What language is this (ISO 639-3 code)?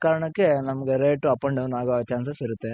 kan